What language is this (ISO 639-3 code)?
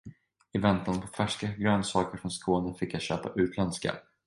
swe